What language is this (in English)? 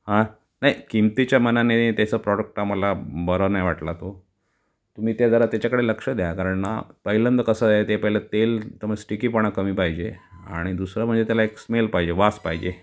Marathi